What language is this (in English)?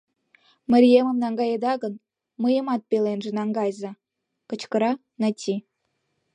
Mari